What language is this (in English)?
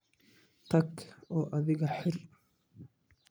Somali